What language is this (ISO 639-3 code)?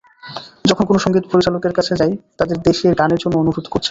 ben